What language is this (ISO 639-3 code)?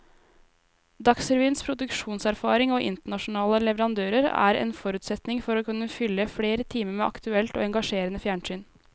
nor